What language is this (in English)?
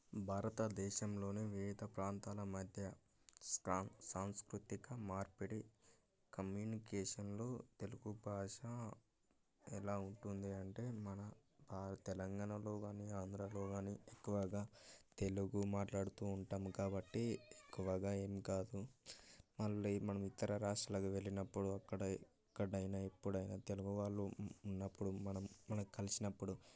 Telugu